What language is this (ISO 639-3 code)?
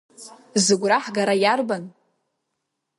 abk